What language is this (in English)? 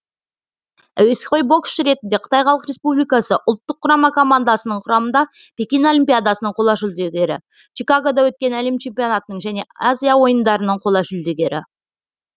Kazakh